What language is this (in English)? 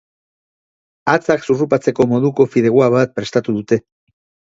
Basque